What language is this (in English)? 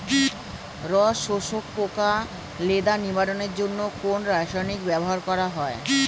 Bangla